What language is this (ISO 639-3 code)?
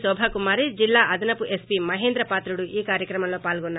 tel